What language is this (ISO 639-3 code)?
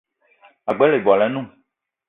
eto